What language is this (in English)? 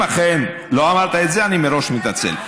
Hebrew